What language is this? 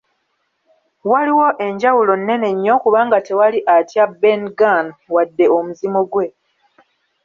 Ganda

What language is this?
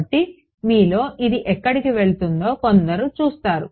Telugu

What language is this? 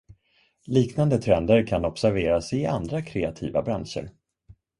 Swedish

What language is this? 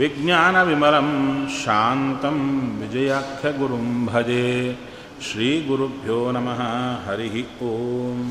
Kannada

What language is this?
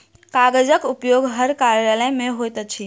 Maithili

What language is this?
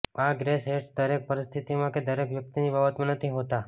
Gujarati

